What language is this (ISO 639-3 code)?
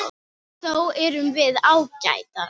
isl